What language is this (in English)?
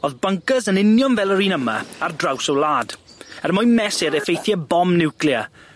Welsh